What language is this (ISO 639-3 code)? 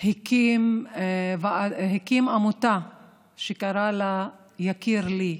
heb